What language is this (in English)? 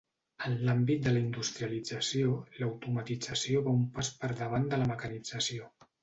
Catalan